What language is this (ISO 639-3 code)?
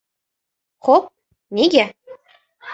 uzb